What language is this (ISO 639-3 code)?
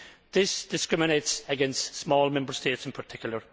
eng